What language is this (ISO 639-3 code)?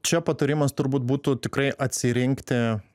lit